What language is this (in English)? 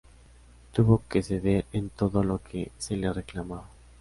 Spanish